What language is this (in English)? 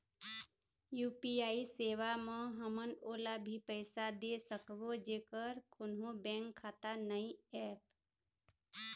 Chhattisgarhi